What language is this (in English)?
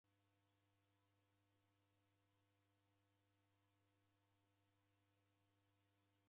Taita